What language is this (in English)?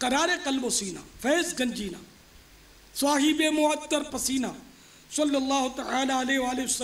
Hindi